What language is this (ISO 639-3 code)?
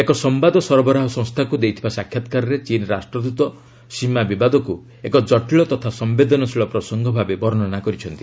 ori